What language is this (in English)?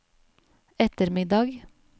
Norwegian